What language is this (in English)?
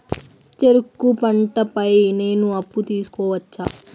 Telugu